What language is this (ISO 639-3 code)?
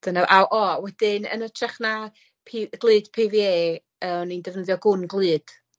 cym